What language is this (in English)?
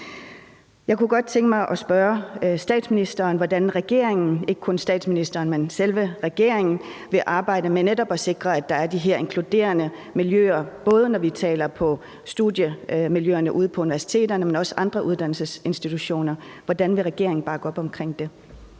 Danish